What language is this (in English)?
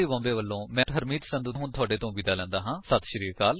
Punjabi